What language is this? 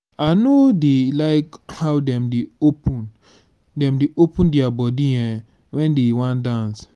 Nigerian Pidgin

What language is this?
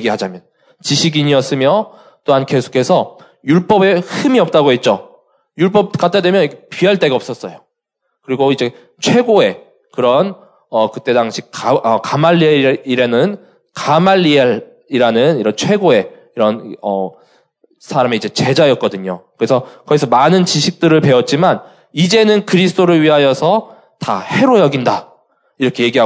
Korean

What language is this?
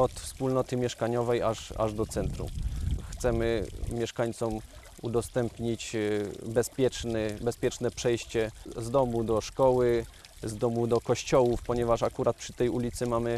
Polish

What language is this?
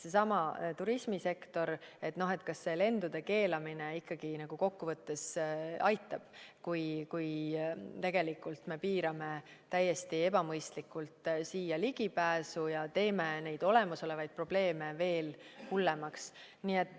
Estonian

